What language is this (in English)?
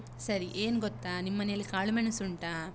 Kannada